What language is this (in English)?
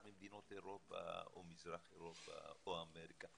Hebrew